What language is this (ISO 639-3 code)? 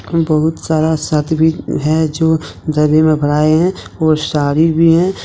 hin